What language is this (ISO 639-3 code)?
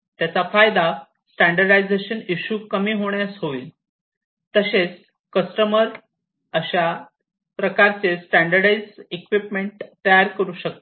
mar